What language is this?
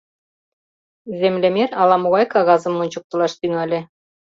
Mari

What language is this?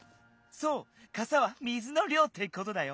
Japanese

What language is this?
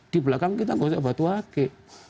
Indonesian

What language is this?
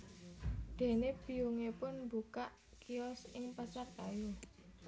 Javanese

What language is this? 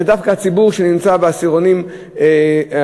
Hebrew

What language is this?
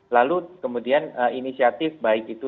Indonesian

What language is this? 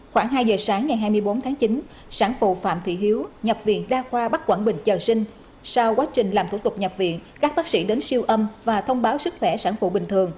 Vietnamese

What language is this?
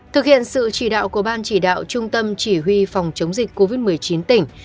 Vietnamese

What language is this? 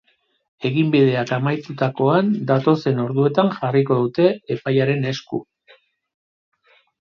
Basque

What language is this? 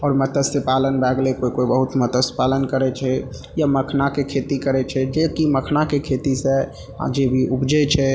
Maithili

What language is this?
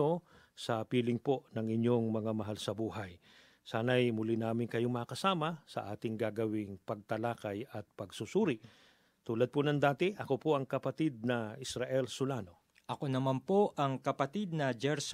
Filipino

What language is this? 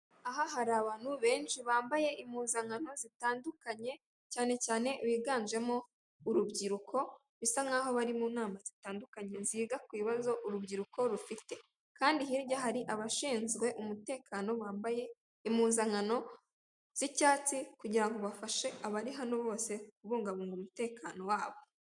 Kinyarwanda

